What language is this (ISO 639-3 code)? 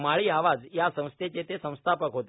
mar